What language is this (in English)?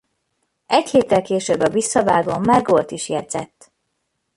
Hungarian